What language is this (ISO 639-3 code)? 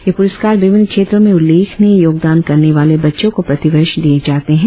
hin